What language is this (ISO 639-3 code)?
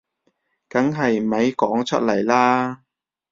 yue